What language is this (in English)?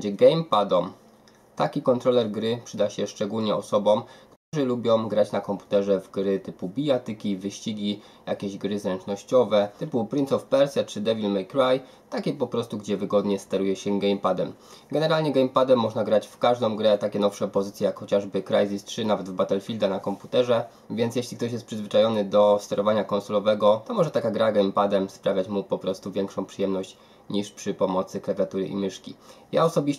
Polish